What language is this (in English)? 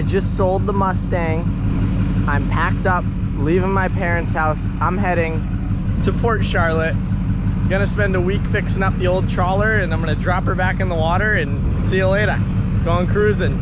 English